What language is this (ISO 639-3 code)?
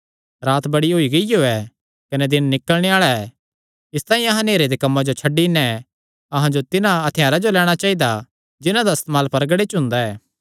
xnr